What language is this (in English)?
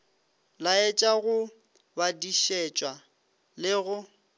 Northern Sotho